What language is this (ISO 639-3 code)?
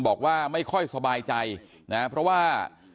tha